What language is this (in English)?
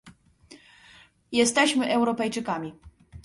Polish